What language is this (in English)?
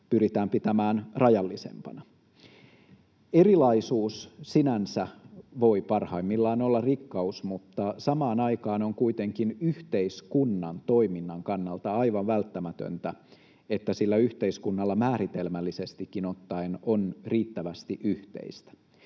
Finnish